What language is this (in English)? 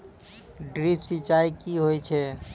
Maithili